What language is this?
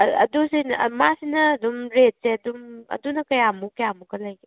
Manipuri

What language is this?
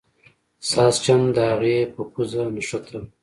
Pashto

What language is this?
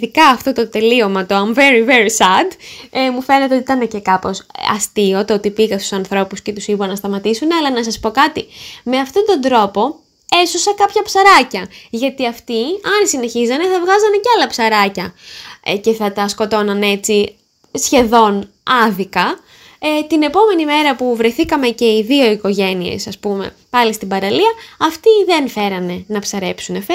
Greek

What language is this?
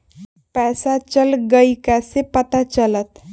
Magahi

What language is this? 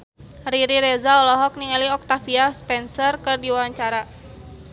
Sundanese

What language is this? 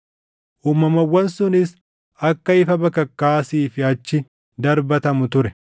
Oromo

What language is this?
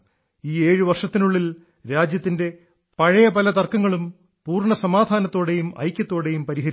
Malayalam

